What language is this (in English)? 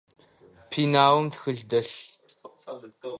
Adyghe